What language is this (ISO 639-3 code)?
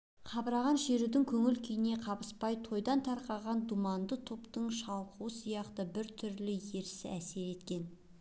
kaz